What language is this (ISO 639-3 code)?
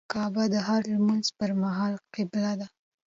pus